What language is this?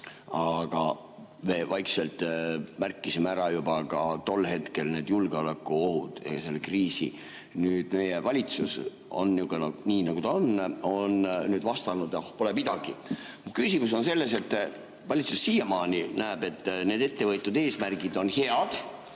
Estonian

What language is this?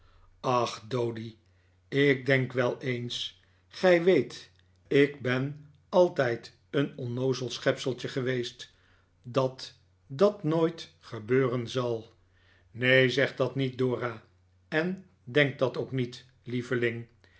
Dutch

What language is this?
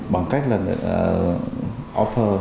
Vietnamese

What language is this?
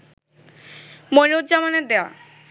Bangla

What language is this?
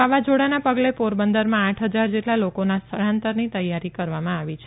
Gujarati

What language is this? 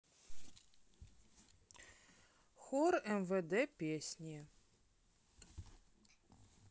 Russian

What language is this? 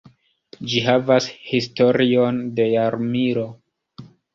Esperanto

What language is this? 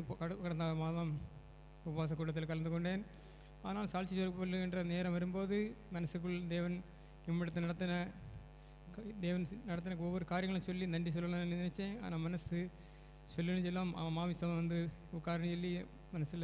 Tamil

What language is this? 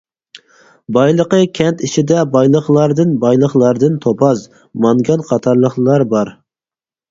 Uyghur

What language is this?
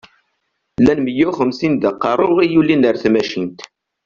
Kabyle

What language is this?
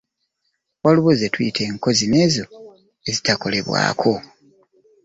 Ganda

